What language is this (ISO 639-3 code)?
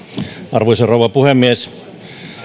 fin